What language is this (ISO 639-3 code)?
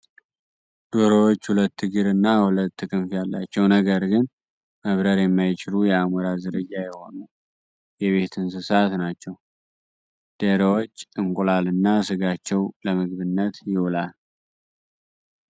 amh